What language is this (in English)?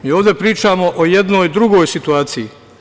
Serbian